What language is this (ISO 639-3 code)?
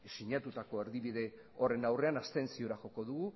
eus